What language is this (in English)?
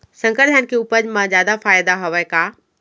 Chhattisgarhi